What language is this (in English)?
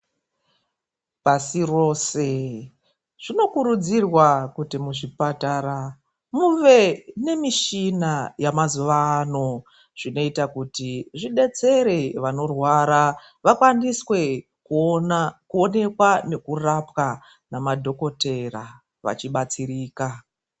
Ndau